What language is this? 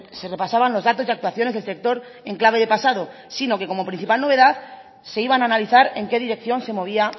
Spanish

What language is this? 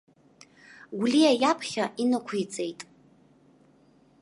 Abkhazian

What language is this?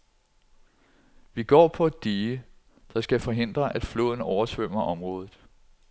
Danish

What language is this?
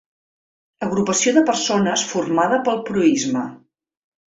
Catalan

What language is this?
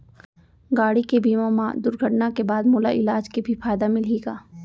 Chhattisgarhi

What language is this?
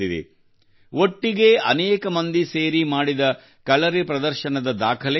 Kannada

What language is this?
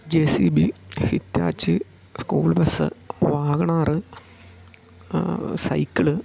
Malayalam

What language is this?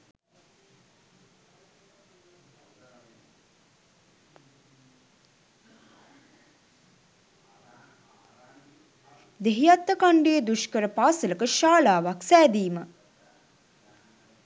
Sinhala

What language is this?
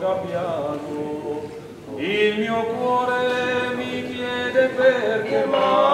Romanian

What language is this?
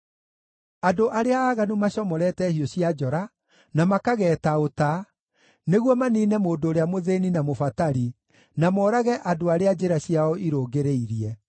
Kikuyu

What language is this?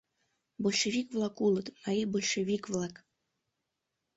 Mari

